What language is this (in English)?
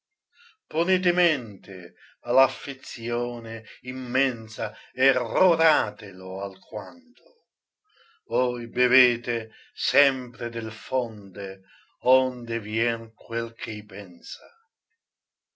Italian